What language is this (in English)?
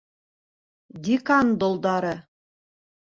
Bashkir